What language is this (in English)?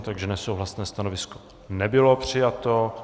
Czech